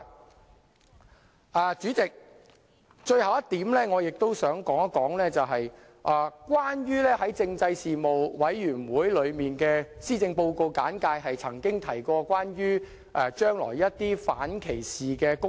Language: Cantonese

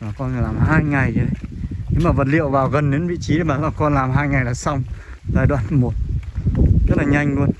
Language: Vietnamese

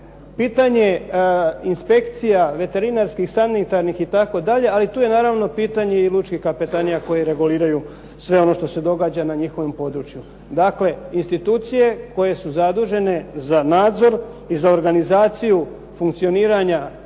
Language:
Croatian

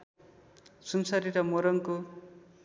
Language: Nepali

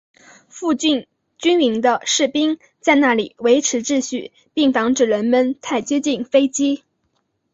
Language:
Chinese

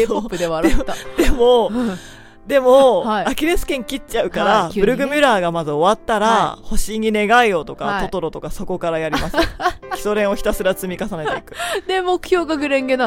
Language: Japanese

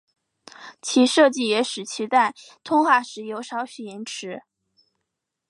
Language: Chinese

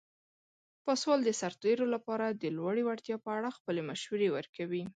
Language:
Pashto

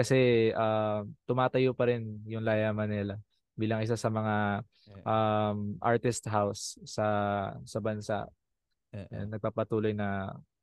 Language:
Filipino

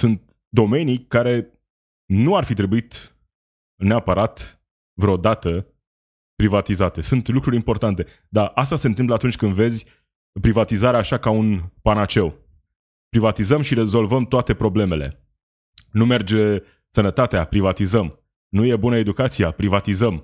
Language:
Romanian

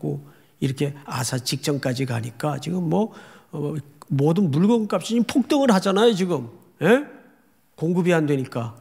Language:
Korean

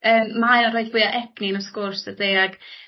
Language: Welsh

